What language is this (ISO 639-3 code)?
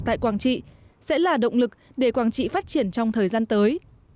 vie